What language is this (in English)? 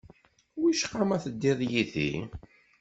Kabyle